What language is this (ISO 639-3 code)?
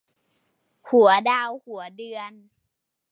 tha